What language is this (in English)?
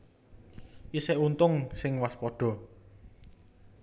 Javanese